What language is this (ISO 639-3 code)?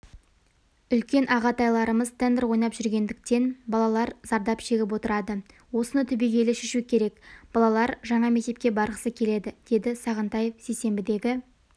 kaz